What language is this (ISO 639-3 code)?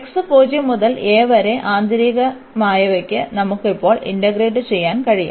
mal